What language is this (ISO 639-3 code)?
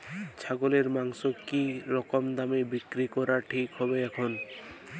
ben